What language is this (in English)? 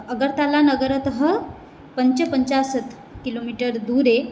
Sanskrit